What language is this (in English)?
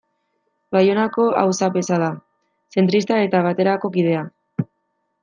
Basque